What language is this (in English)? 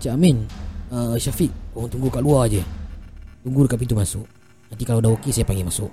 Malay